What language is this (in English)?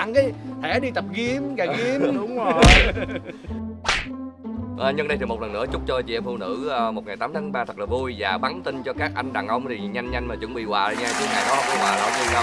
Vietnamese